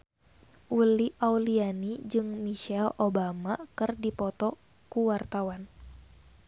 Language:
Sundanese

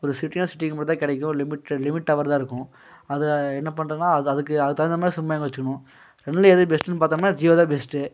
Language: Tamil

